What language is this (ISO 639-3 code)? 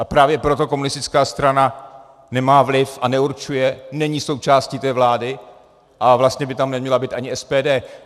ces